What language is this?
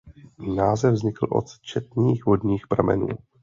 Czech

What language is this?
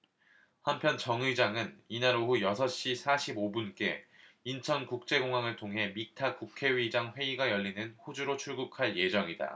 Korean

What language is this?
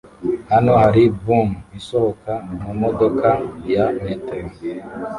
Kinyarwanda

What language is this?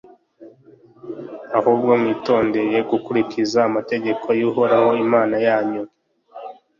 Kinyarwanda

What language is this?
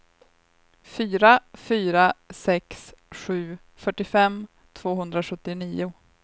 Swedish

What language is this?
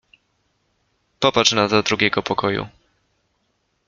Polish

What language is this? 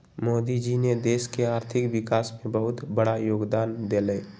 Magahi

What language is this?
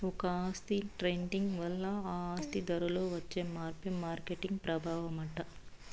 Telugu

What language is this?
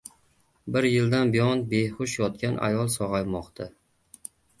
Uzbek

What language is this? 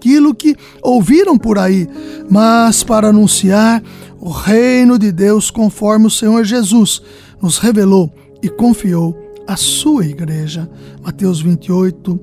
Portuguese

